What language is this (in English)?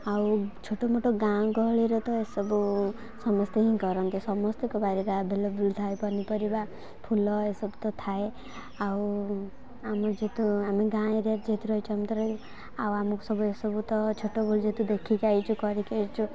Odia